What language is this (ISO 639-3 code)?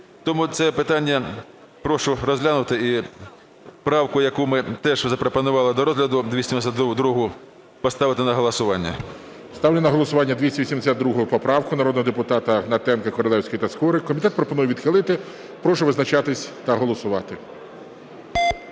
ukr